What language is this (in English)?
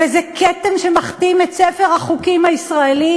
Hebrew